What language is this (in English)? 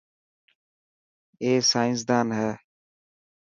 Dhatki